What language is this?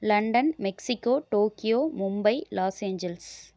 Tamil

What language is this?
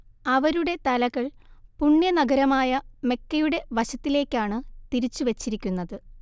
Malayalam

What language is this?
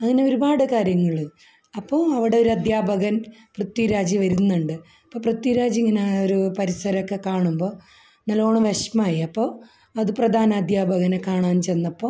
Malayalam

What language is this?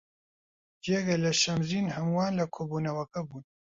Central Kurdish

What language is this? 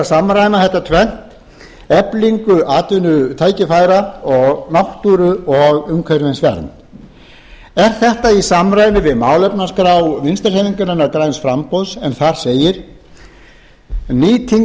Icelandic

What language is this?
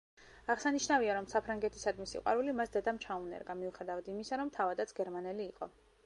Georgian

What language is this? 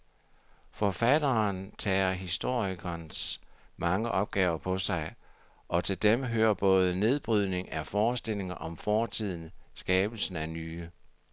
Danish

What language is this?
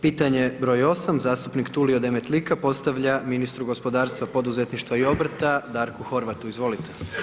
Croatian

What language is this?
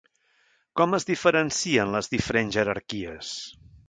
Catalan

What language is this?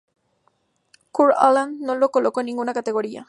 Spanish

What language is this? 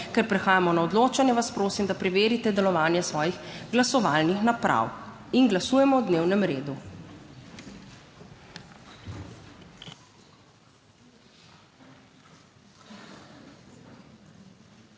Slovenian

